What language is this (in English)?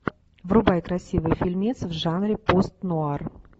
Russian